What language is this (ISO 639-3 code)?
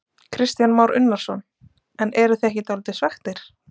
isl